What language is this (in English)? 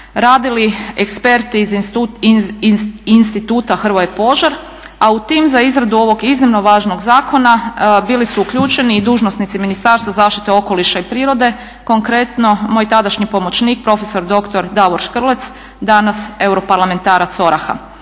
Croatian